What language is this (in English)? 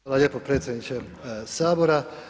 Croatian